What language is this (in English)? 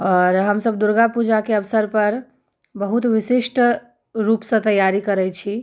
Maithili